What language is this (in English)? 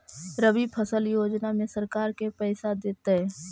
Magahi